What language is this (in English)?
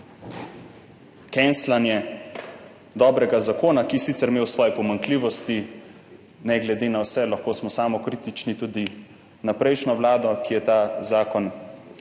Slovenian